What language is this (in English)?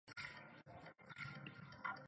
Chinese